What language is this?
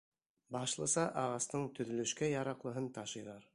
Bashkir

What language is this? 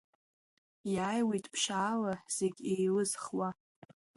Abkhazian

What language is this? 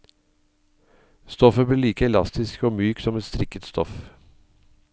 Norwegian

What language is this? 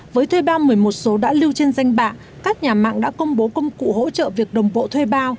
Vietnamese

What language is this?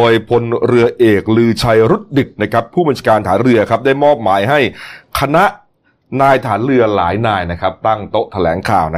Thai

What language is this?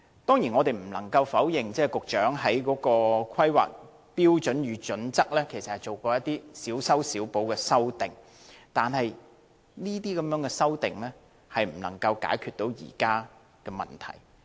Cantonese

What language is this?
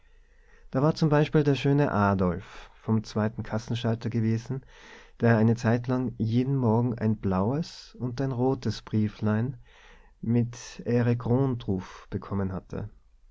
German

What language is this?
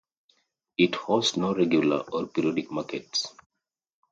English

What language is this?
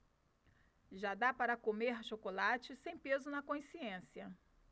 Portuguese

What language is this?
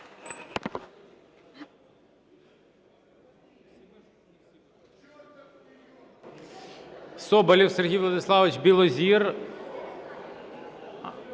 Ukrainian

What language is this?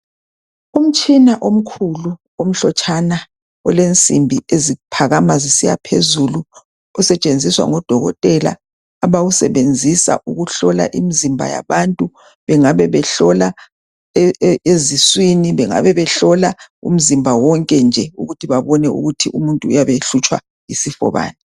North Ndebele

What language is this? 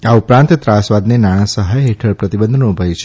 Gujarati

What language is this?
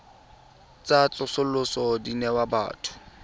Tswana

